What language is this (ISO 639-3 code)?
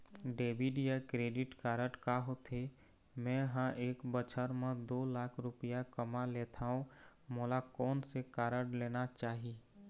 hne